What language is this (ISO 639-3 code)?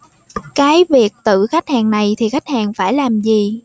vie